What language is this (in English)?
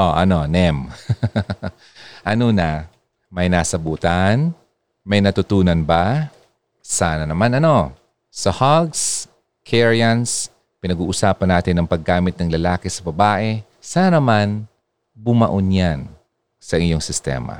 Filipino